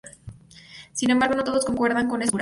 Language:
Spanish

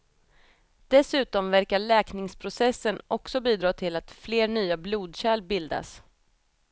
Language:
Swedish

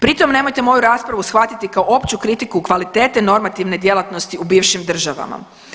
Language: Croatian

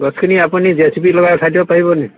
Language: Assamese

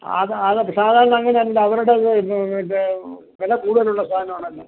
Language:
Malayalam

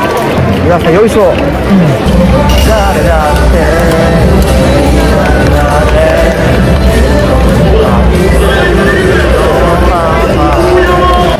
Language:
Japanese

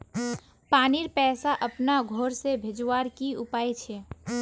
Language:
Magahi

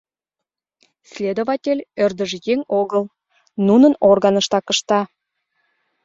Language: Mari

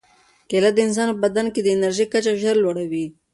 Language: Pashto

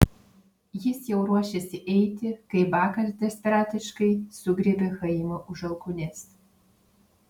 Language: Lithuanian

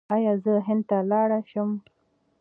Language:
Pashto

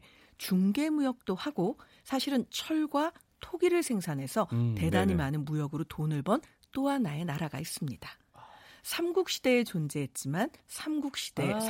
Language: Korean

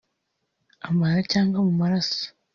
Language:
Kinyarwanda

